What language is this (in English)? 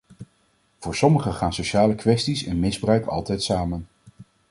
Dutch